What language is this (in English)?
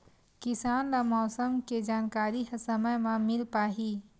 Chhattisgarhi